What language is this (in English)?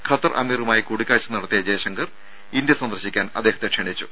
Malayalam